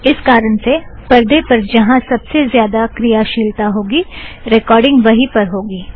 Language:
Hindi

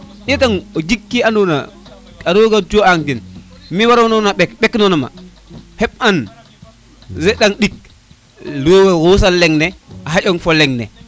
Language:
Serer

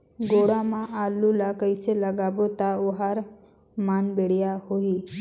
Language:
Chhattisgarhi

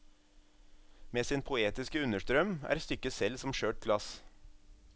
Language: Norwegian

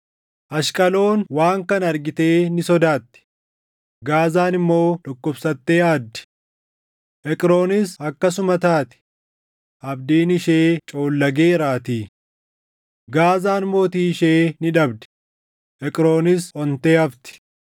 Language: Oromo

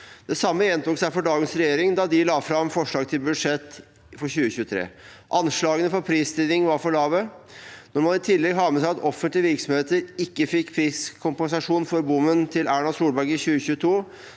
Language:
Norwegian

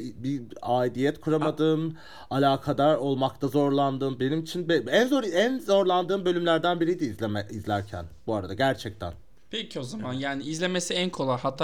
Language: Turkish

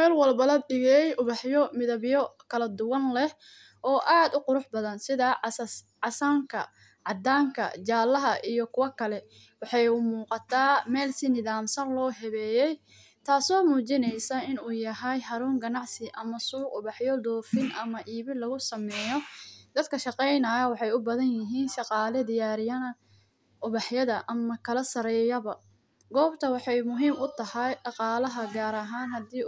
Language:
Somali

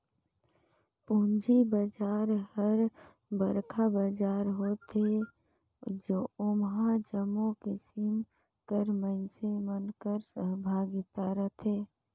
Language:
Chhattisgarhi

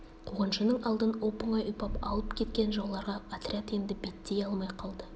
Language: Kazakh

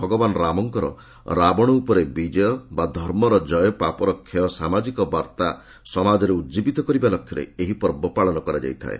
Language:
Odia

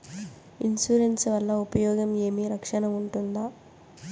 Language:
Telugu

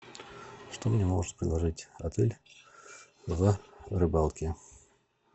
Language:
Russian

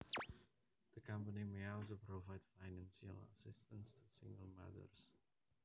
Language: Javanese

